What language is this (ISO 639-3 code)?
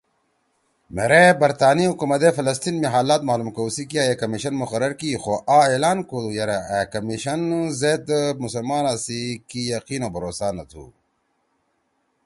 trw